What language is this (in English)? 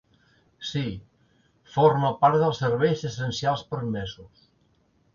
Catalan